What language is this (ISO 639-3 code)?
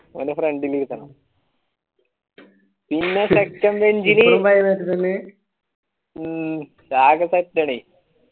mal